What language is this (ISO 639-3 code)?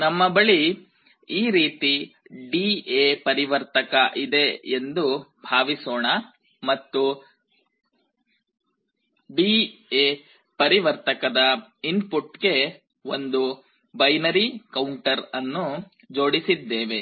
kan